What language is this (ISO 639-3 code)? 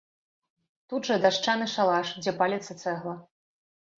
bel